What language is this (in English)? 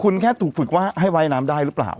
Thai